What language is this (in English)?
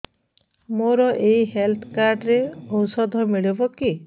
Odia